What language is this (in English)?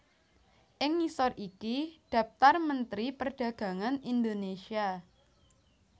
Javanese